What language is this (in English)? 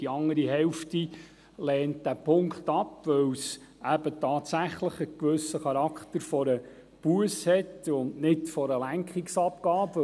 Swiss German